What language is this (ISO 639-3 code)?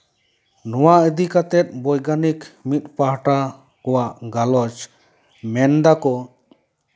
sat